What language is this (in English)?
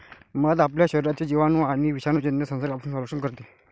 Marathi